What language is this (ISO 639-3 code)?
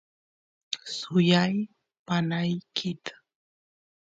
qus